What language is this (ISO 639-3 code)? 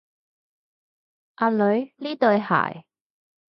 yue